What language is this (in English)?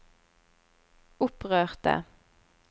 Norwegian